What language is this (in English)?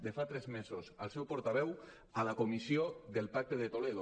Catalan